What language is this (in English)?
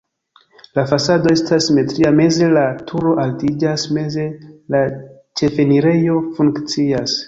Esperanto